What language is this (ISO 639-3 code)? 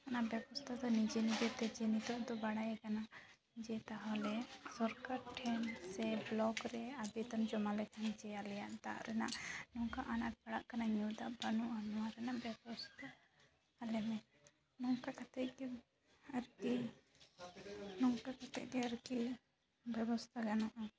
sat